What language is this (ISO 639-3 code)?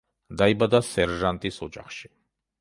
kat